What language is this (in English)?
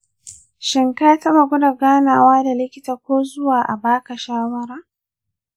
Hausa